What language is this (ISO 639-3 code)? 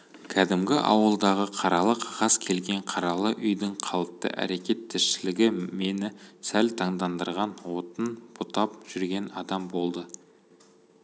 kaz